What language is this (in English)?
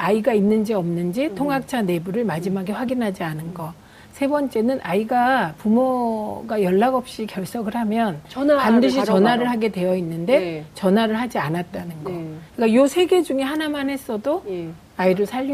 Korean